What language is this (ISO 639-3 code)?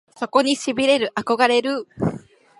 jpn